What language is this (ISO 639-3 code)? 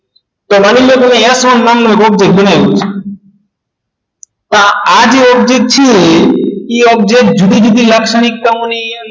guj